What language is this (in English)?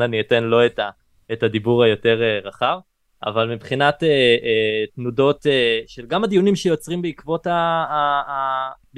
Hebrew